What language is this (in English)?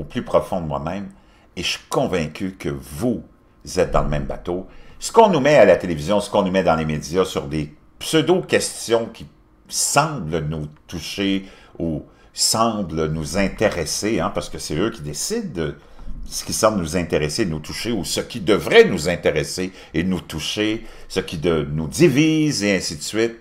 French